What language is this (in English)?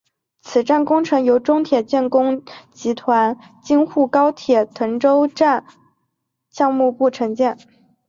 Chinese